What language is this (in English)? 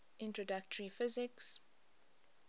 English